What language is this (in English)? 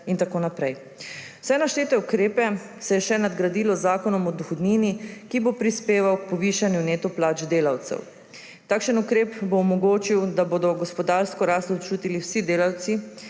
Slovenian